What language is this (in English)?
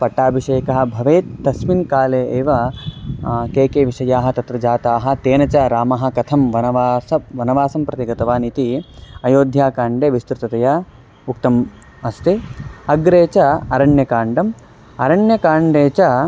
Sanskrit